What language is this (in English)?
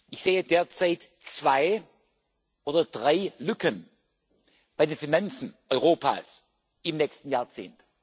German